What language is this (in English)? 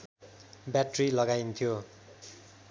Nepali